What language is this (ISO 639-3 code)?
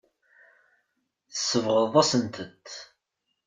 kab